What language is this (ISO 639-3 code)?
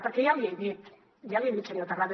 cat